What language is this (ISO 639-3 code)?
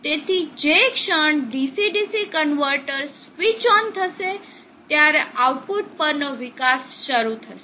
guj